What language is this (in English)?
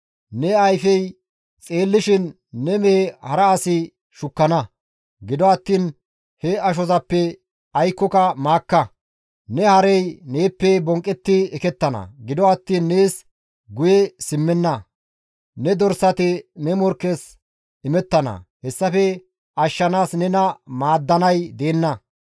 Gamo